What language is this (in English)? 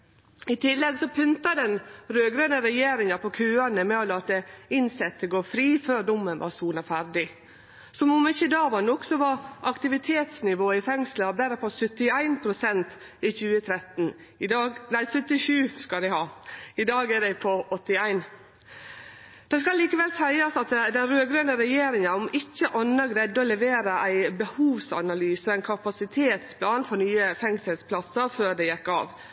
Norwegian Nynorsk